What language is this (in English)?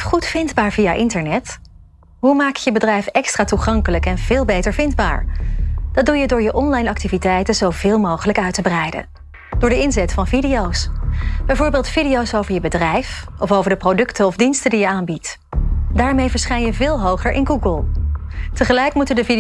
Dutch